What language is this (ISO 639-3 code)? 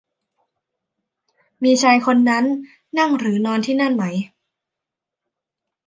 tha